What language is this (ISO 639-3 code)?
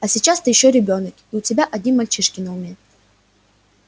rus